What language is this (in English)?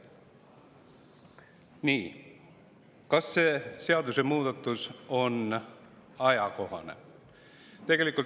Estonian